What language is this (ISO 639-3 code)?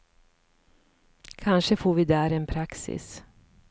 swe